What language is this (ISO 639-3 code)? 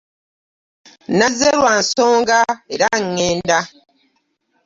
lug